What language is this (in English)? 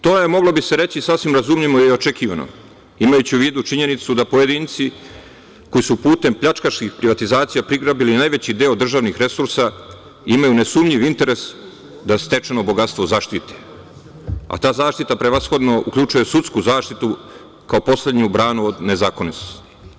Serbian